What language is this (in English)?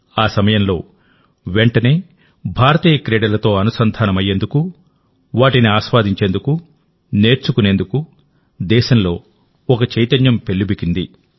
Telugu